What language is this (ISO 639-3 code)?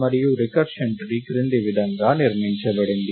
tel